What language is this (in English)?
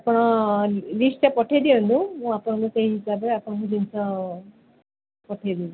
Odia